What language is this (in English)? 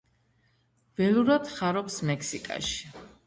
Georgian